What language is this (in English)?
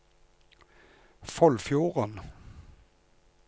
Norwegian